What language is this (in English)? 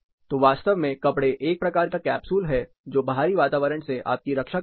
Hindi